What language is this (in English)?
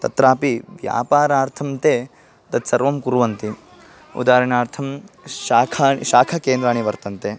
Sanskrit